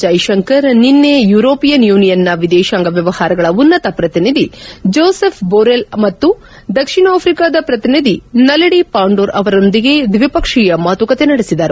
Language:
Kannada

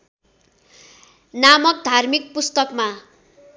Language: Nepali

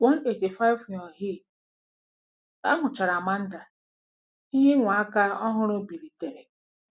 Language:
Igbo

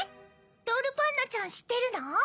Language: Japanese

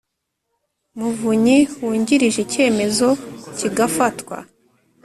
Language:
Kinyarwanda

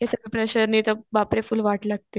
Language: Marathi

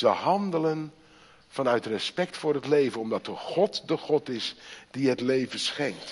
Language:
Dutch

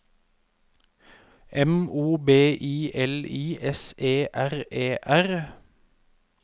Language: Norwegian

